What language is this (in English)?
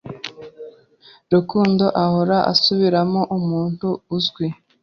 Kinyarwanda